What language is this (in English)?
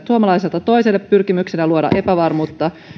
Finnish